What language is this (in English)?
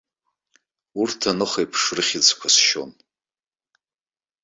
Abkhazian